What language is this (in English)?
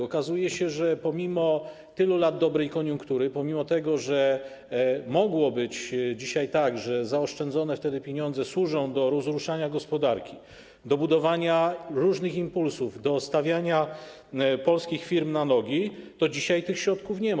Polish